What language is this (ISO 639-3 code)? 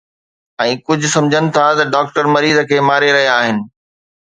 snd